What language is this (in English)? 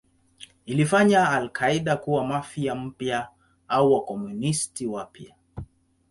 Swahili